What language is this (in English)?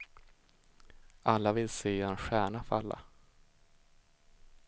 Swedish